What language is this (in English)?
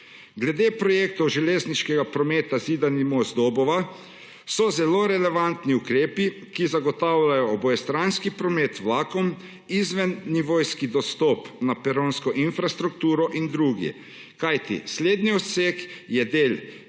Slovenian